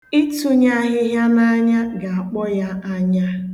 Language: Igbo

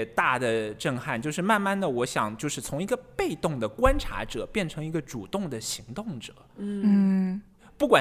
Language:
Chinese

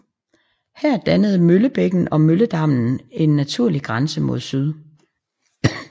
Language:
Danish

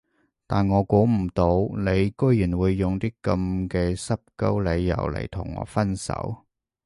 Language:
Cantonese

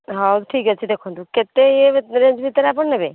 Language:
Odia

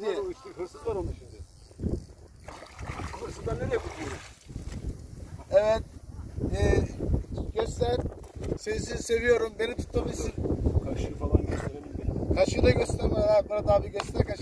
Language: Turkish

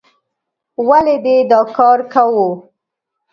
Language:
Pashto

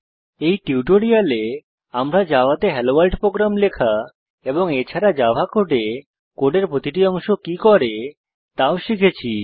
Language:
Bangla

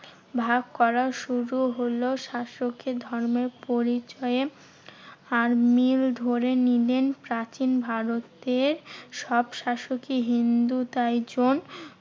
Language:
Bangla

